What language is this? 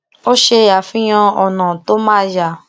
Yoruba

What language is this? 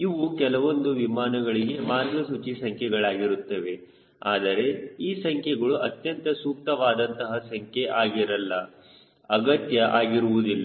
Kannada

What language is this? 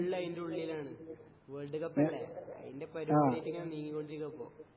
Malayalam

